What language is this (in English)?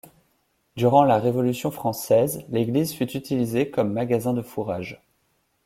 French